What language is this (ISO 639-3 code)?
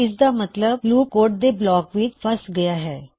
pan